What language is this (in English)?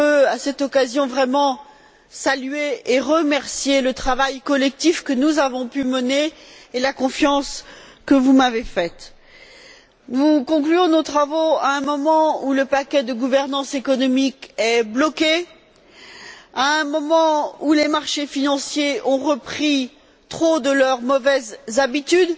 French